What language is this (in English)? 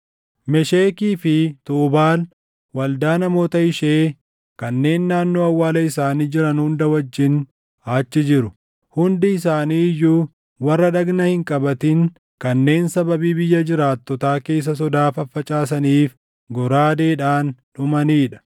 Oromo